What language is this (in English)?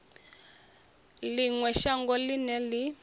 Venda